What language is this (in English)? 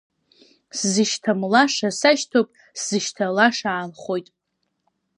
Abkhazian